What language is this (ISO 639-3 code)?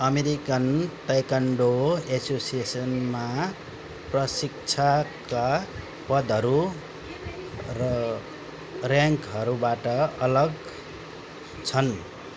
nep